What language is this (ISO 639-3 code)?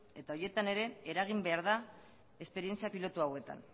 eus